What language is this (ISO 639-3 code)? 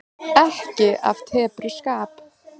isl